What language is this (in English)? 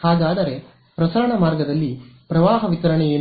Kannada